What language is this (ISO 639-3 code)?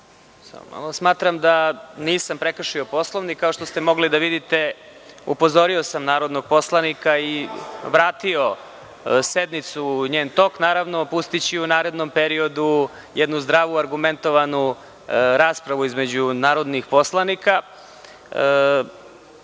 srp